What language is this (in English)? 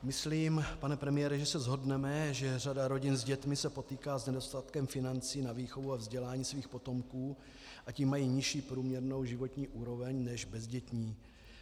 Czech